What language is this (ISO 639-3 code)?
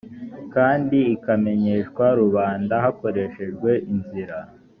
kin